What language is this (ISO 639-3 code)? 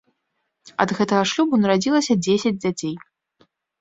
bel